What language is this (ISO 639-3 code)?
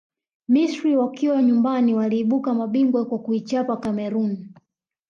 swa